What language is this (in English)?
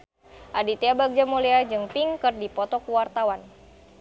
Sundanese